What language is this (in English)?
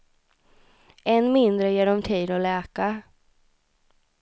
Swedish